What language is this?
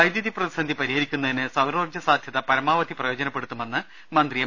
Malayalam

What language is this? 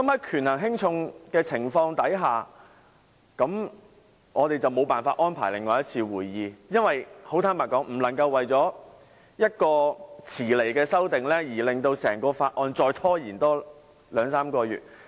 Cantonese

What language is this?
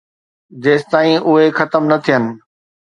Sindhi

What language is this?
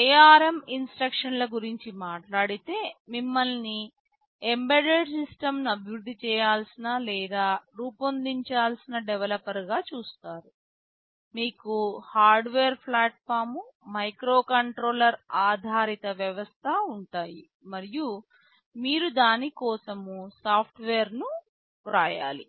Telugu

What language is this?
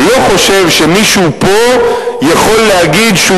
Hebrew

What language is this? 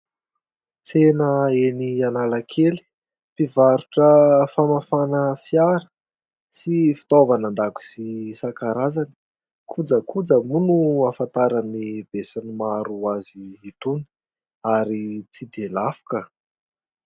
Malagasy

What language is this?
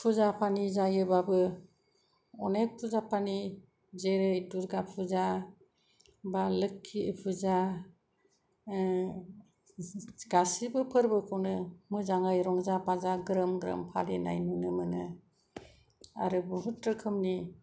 Bodo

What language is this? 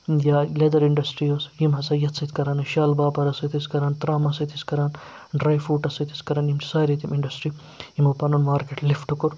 Kashmiri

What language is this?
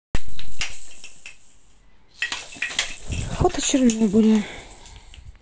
Russian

